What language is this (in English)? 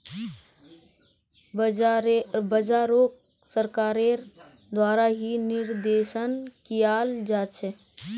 Magahi